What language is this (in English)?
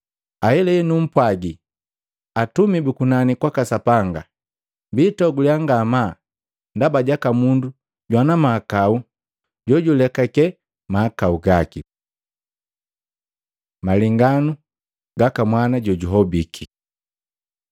Matengo